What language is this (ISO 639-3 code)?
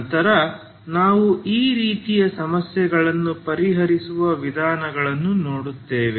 kan